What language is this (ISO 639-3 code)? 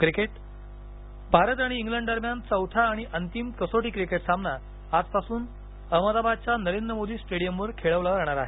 mar